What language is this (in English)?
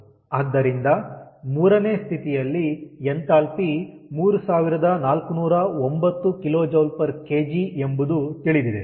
Kannada